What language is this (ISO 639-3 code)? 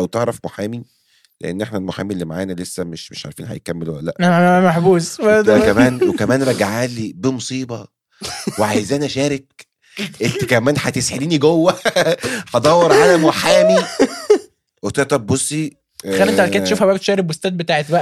ara